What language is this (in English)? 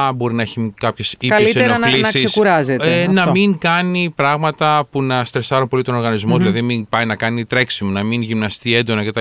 Greek